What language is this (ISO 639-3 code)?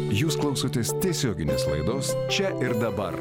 lit